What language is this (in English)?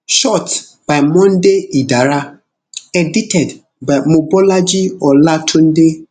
Nigerian Pidgin